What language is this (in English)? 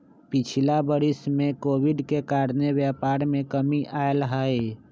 Magahi